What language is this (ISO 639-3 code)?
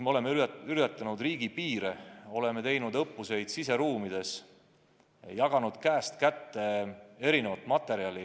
est